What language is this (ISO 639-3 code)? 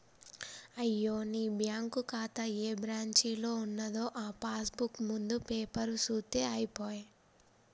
tel